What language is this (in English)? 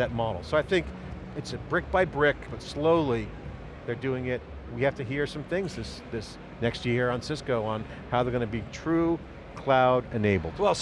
English